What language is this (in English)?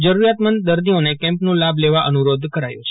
Gujarati